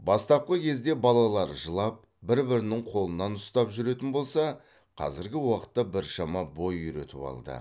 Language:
Kazakh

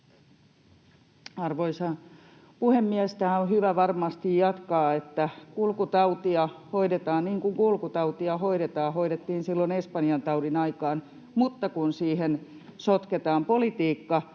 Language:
Finnish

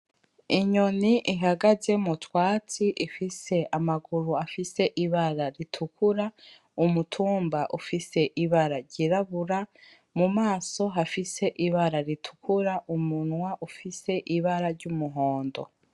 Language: Rundi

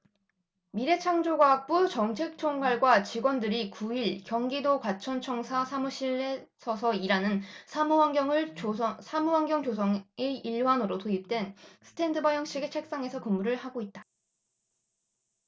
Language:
Korean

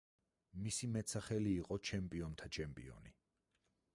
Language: Georgian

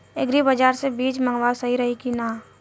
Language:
Bhojpuri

